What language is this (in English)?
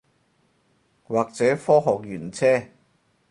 Cantonese